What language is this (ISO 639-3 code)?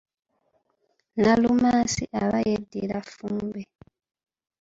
lug